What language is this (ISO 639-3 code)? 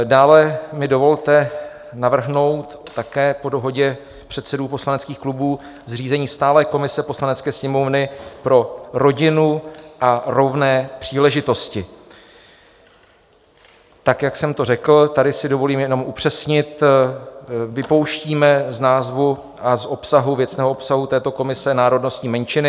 ces